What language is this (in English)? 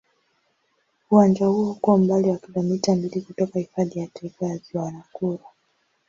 Swahili